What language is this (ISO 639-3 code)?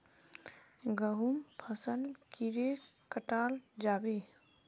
mag